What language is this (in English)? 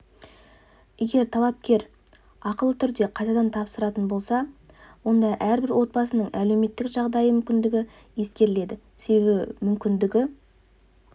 Kazakh